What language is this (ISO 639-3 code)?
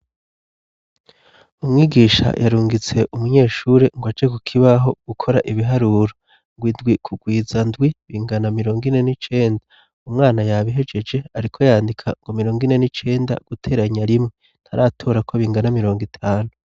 run